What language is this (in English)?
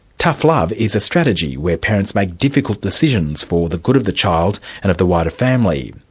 English